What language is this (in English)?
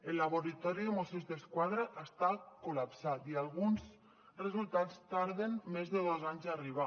Catalan